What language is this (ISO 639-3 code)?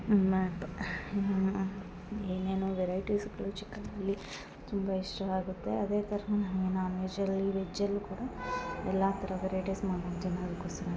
kan